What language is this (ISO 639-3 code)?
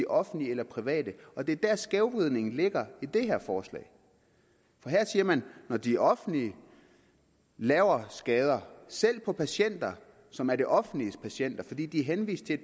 dan